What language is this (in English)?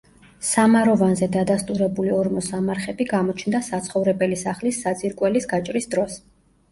Georgian